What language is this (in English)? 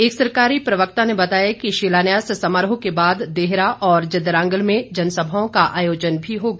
Hindi